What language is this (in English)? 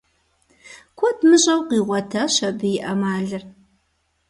Kabardian